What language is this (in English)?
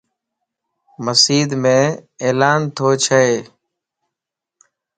Lasi